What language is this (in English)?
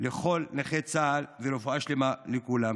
Hebrew